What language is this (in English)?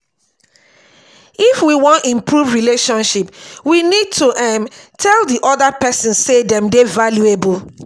Nigerian Pidgin